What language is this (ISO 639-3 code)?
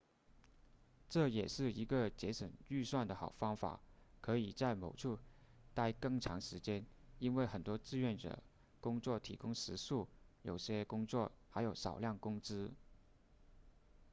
zho